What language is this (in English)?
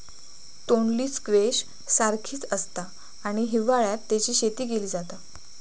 Marathi